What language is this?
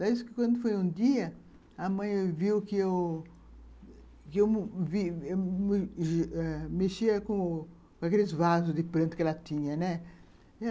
Portuguese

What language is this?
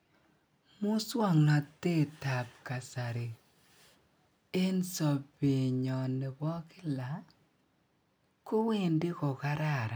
Kalenjin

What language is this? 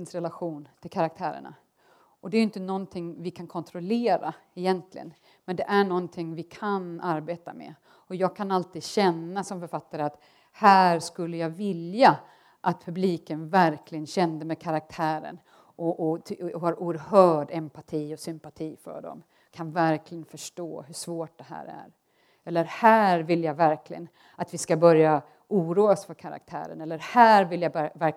Swedish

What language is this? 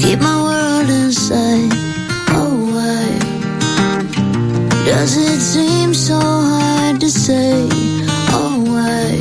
Slovak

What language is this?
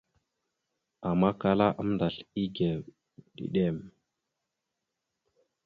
Mada (Cameroon)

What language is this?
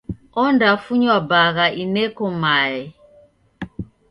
Taita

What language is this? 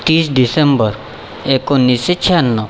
Marathi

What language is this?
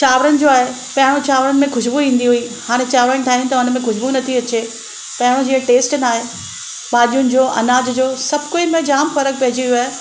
Sindhi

